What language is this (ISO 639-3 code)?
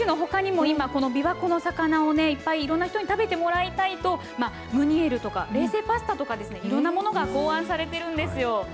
jpn